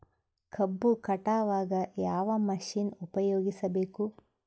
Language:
Kannada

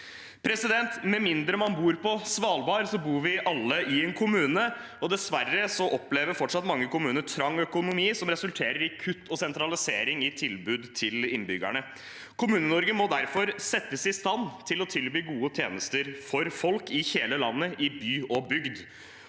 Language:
Norwegian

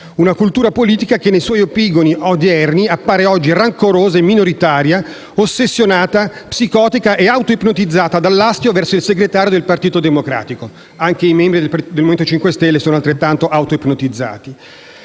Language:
Italian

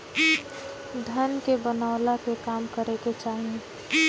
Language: Bhojpuri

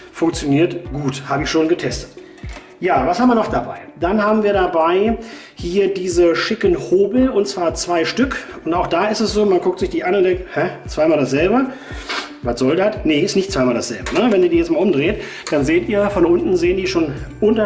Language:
German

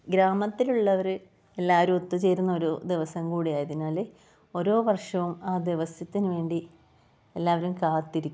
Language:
Malayalam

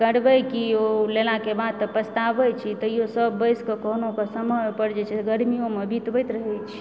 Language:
Maithili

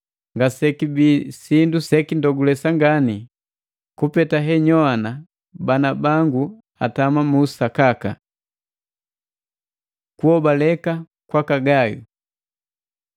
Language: Matengo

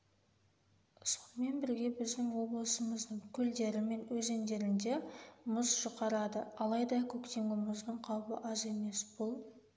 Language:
Kazakh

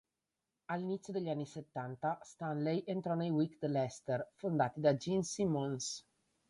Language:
Italian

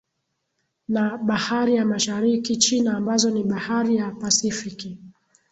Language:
Swahili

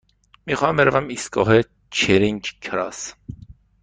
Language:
Persian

